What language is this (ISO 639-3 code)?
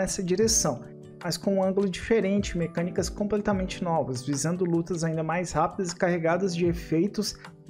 por